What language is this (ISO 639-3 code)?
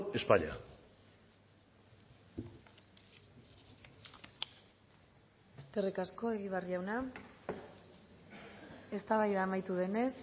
eus